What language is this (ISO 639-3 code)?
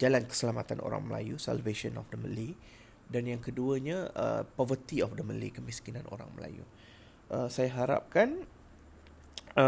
msa